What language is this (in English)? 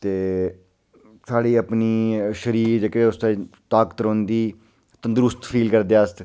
Dogri